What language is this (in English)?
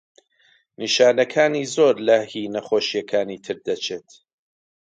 Central Kurdish